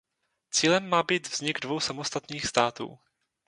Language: Czech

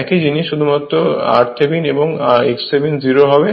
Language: Bangla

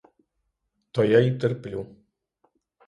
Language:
Ukrainian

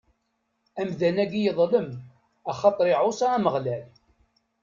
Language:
Kabyle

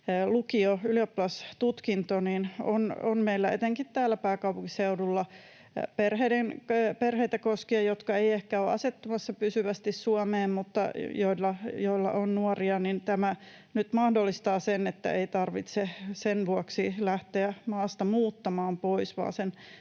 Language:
Finnish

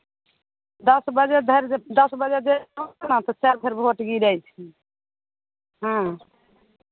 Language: Maithili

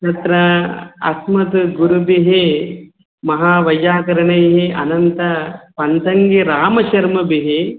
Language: Sanskrit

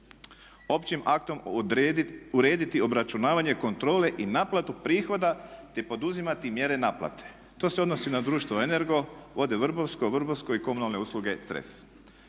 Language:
Croatian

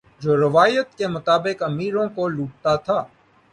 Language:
Urdu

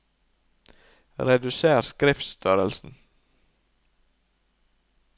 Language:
Norwegian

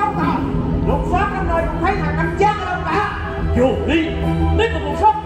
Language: Vietnamese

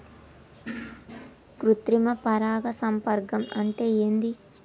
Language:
Telugu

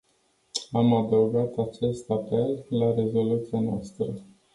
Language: Romanian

